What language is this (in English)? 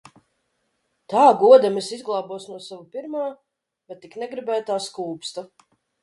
Latvian